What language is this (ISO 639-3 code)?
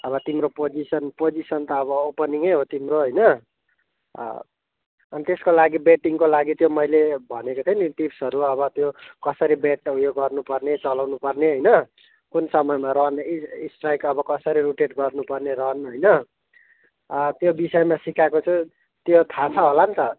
nep